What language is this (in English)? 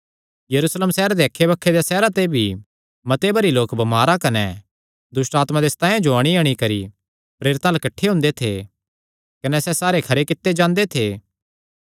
Kangri